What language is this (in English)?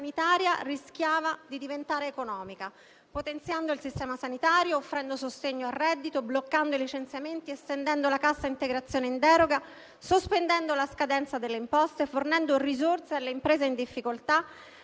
Italian